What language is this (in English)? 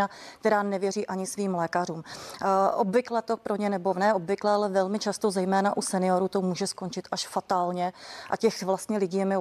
Czech